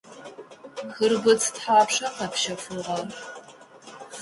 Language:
Adyghe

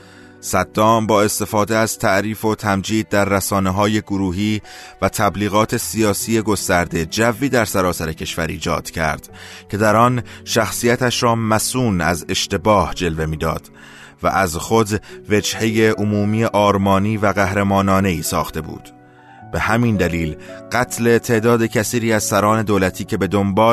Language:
Persian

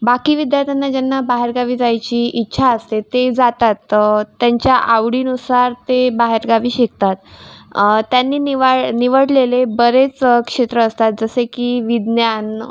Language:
Marathi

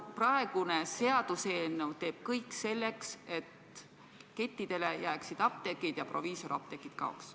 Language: Estonian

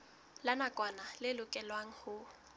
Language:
Southern Sotho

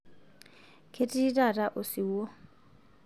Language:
Masai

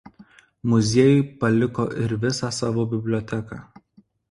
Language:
Lithuanian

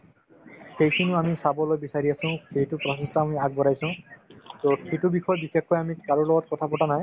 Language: Assamese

